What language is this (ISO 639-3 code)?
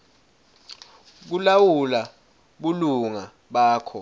ssw